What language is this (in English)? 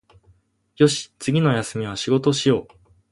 Japanese